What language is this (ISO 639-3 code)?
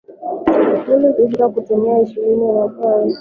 swa